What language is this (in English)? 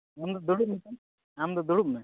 Santali